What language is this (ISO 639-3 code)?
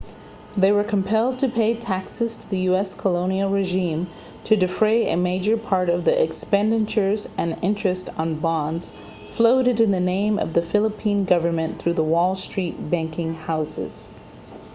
eng